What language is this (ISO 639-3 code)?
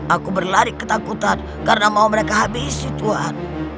ind